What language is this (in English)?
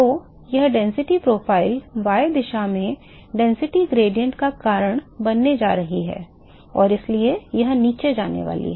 Hindi